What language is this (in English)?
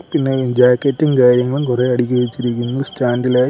Malayalam